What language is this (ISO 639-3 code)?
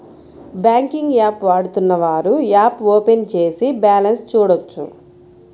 tel